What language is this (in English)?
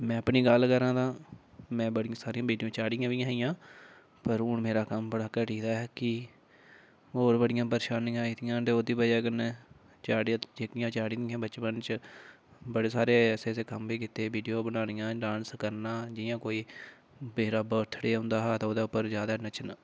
Dogri